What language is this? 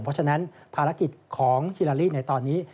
Thai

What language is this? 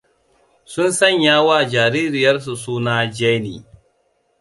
Hausa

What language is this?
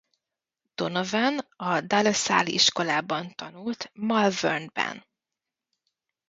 Hungarian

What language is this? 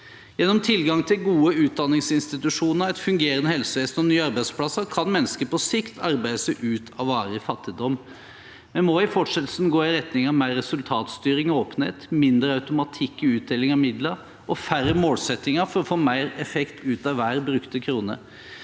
Norwegian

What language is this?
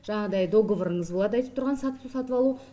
Kazakh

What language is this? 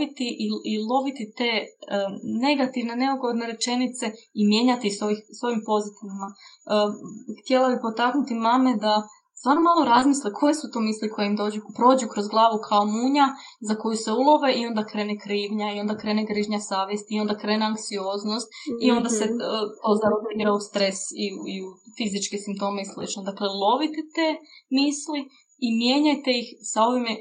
Croatian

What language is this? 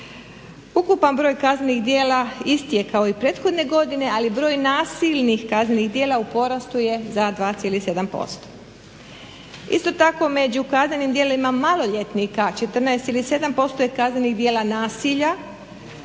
Croatian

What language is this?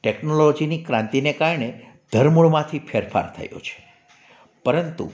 Gujarati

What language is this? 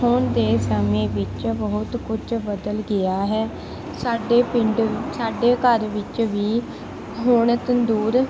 Punjabi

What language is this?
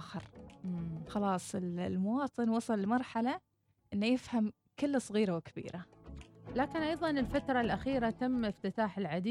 Arabic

